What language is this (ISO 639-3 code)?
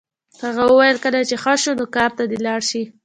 pus